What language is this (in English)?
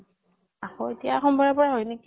Assamese